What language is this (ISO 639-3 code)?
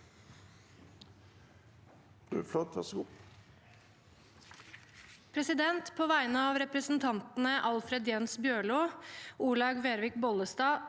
nor